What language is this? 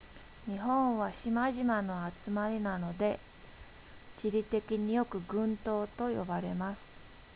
Japanese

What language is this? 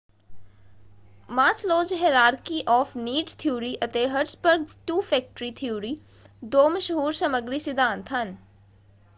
Punjabi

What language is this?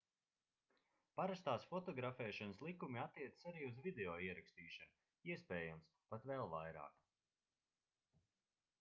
Latvian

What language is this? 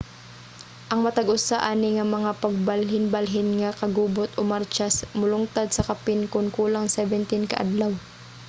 Cebuano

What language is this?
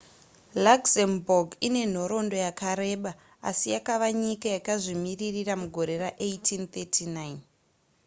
Shona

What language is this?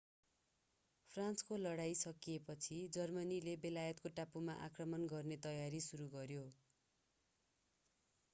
Nepali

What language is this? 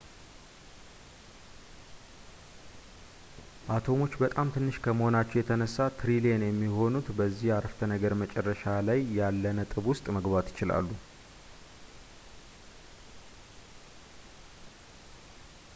Amharic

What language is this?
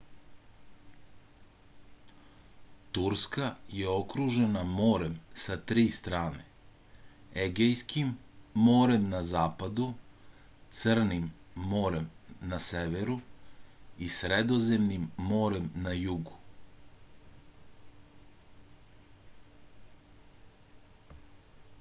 Serbian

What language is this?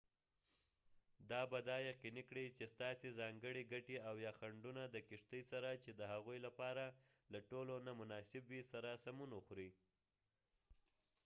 Pashto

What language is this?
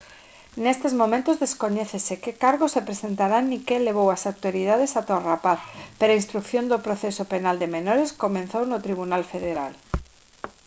Galician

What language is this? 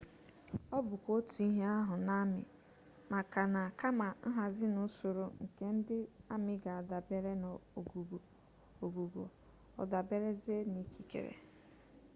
Igbo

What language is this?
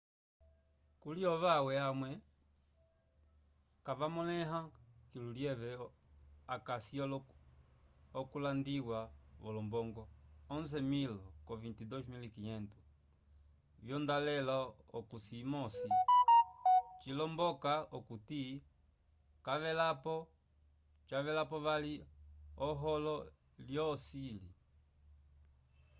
Umbundu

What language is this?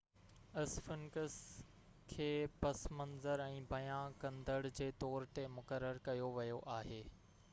Sindhi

